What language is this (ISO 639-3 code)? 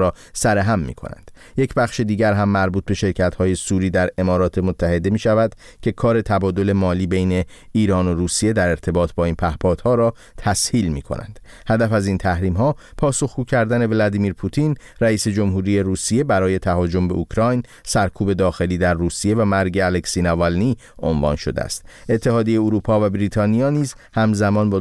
fas